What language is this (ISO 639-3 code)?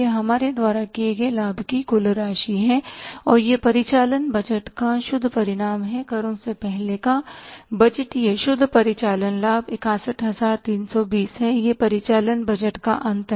hin